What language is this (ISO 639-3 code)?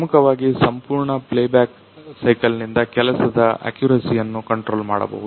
kan